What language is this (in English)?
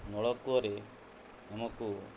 Odia